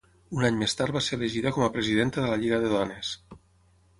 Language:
Catalan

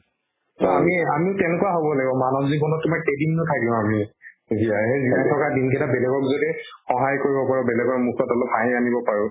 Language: Assamese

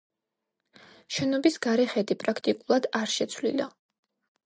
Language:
Georgian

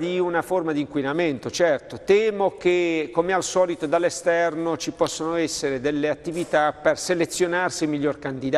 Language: Italian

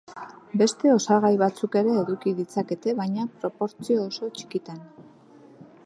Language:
Basque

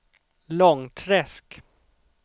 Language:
Swedish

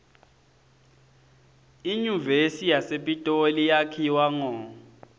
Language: Swati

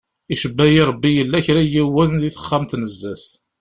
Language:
Kabyle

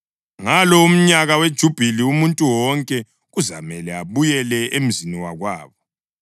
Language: North Ndebele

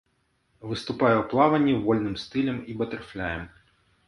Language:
Belarusian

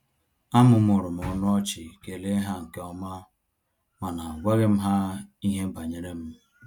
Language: Igbo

